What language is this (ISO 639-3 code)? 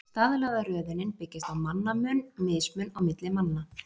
isl